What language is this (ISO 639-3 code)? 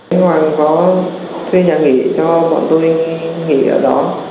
vie